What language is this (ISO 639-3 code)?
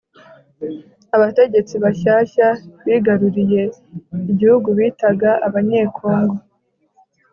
kin